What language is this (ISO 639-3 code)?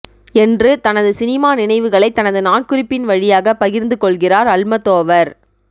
tam